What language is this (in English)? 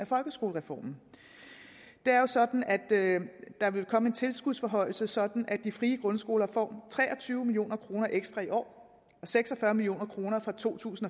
Danish